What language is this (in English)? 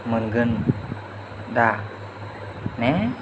Bodo